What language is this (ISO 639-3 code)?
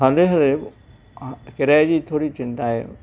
snd